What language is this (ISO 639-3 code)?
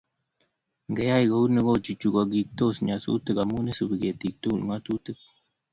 kln